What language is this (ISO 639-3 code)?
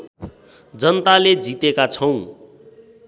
nep